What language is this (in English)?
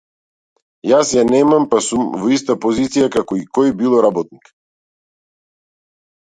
Macedonian